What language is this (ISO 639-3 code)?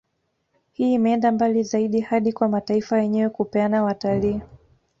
swa